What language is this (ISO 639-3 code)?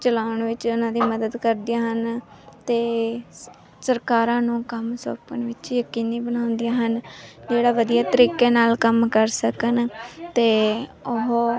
pan